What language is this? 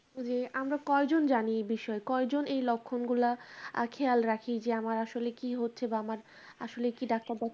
Bangla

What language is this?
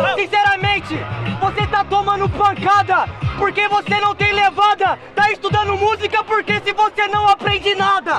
Portuguese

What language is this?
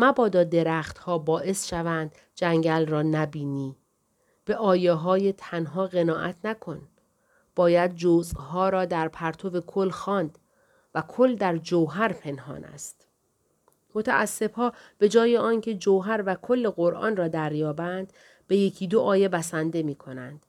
Persian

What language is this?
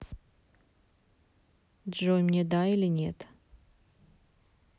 Russian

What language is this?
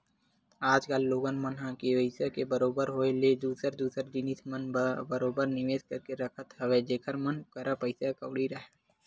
Chhattisgarhi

